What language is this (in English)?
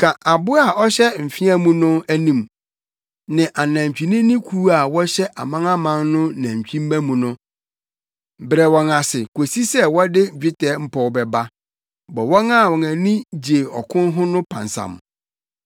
Akan